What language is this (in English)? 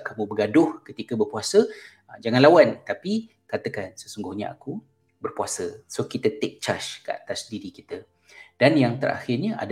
Malay